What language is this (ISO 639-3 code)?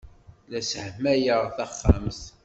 kab